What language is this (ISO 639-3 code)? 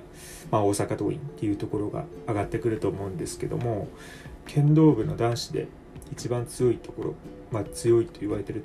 jpn